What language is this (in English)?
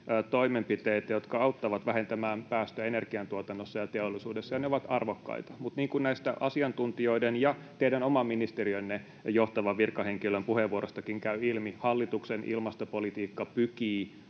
Finnish